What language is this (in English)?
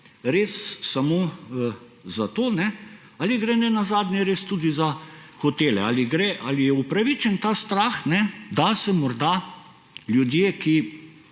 Slovenian